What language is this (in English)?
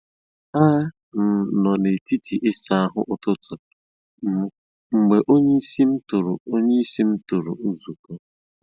Igbo